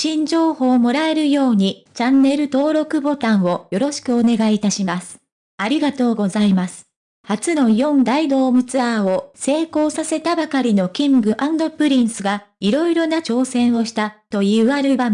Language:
Japanese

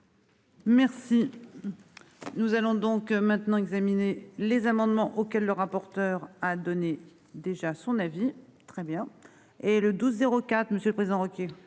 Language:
French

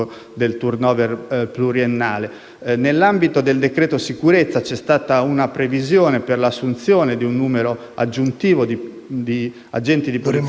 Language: Italian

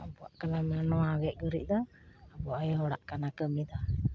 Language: Santali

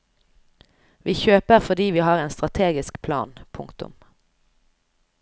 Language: Norwegian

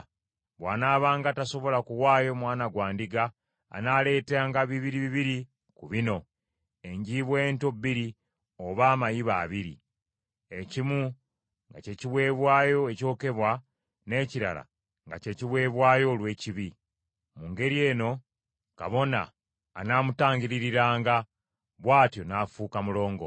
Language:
Ganda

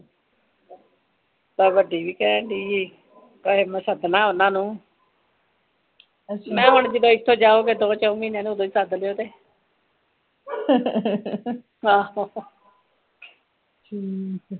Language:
Punjabi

